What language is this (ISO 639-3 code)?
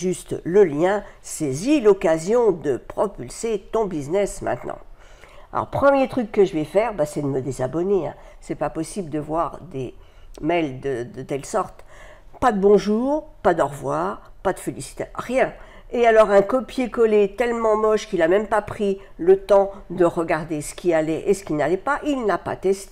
fra